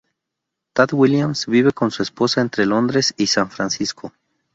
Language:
Spanish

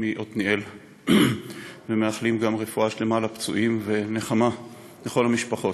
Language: Hebrew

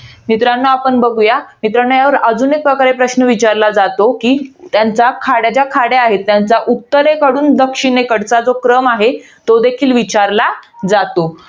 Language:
Marathi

